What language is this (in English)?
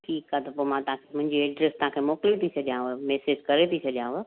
Sindhi